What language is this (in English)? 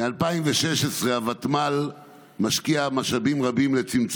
Hebrew